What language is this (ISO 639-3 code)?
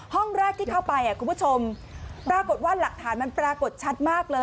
tha